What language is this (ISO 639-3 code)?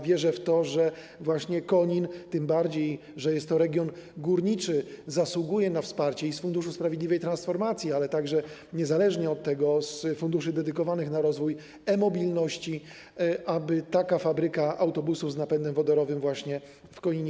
pol